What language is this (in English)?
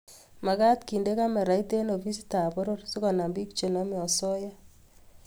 Kalenjin